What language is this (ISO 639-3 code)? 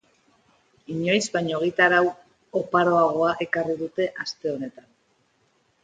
eus